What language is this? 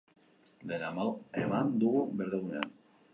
Basque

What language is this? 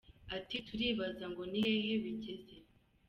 Kinyarwanda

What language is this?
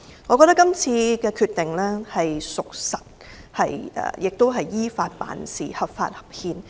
Cantonese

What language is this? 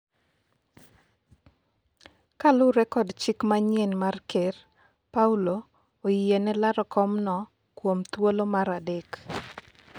Luo (Kenya and Tanzania)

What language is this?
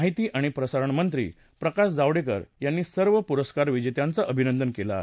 Marathi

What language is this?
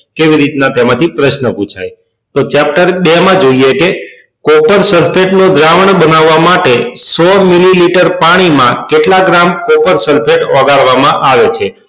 Gujarati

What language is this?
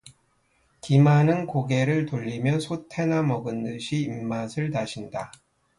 Korean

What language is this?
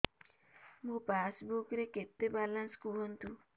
Odia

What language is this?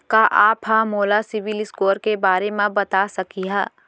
Chhattisgarhi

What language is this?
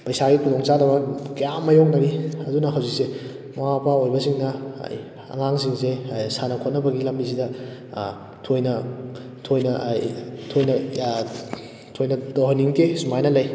Manipuri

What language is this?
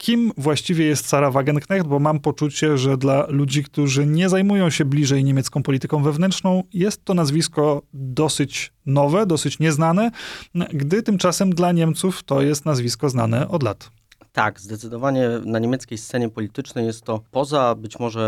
Polish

